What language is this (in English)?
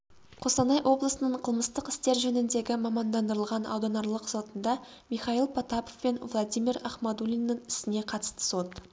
Kazakh